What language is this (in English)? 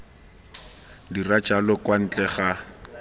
Tswana